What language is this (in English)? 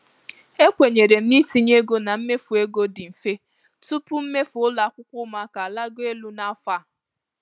Igbo